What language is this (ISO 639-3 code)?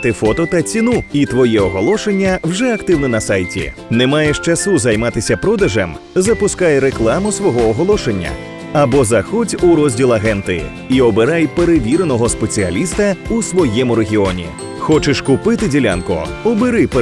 ukr